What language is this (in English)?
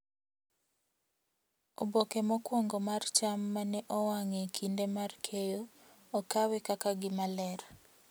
Luo (Kenya and Tanzania)